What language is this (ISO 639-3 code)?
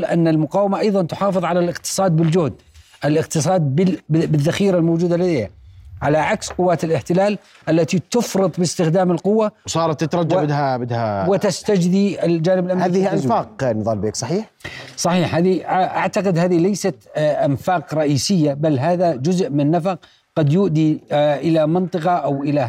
ara